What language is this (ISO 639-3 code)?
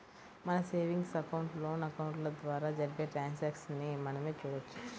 tel